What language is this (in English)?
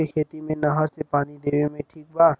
Bhojpuri